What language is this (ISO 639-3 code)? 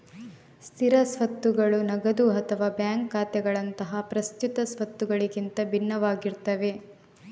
kan